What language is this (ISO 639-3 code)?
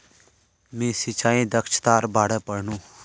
mag